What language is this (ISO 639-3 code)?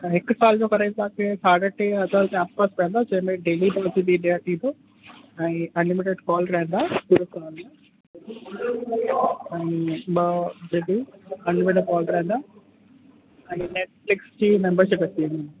snd